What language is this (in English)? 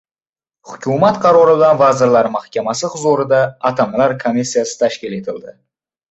Uzbek